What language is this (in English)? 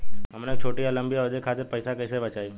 Bhojpuri